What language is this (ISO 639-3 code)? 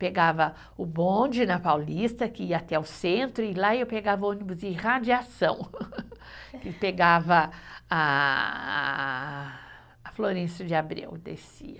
por